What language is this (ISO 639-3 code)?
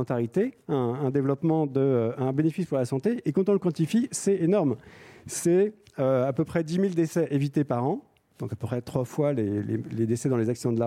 fra